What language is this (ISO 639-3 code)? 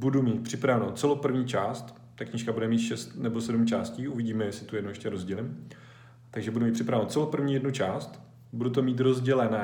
ces